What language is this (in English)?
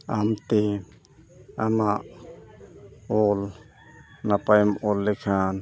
Santali